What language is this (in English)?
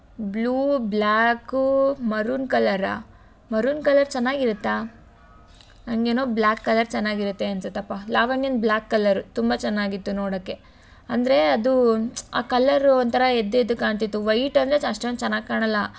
Kannada